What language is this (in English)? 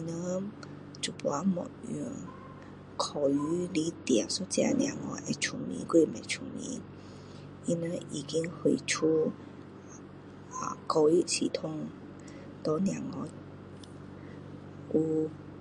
Min Dong Chinese